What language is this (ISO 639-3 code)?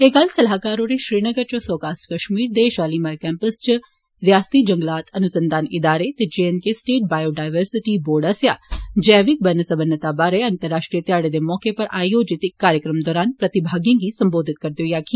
doi